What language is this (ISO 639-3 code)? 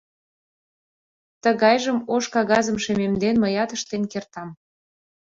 chm